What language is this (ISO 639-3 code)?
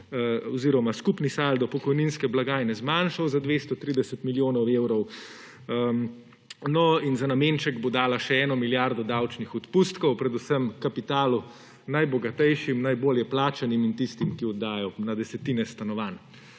slv